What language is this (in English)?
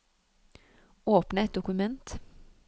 Norwegian